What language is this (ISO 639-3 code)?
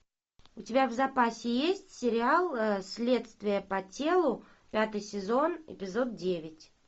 rus